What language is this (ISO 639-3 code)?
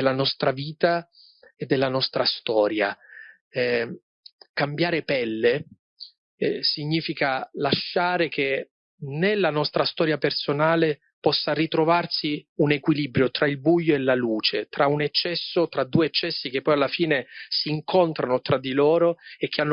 ita